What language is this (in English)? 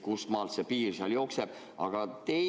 Estonian